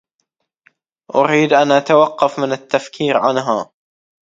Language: Arabic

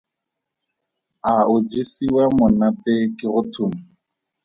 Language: Tswana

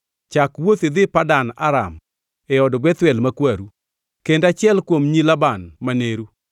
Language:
Luo (Kenya and Tanzania)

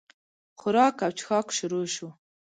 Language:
Pashto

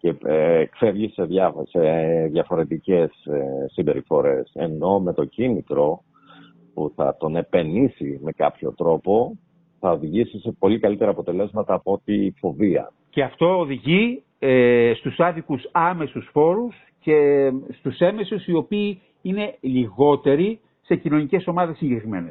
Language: Greek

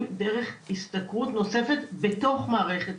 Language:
Hebrew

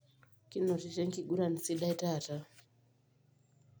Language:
Masai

